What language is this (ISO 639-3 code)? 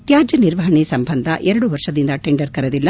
kan